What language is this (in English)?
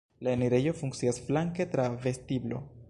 Esperanto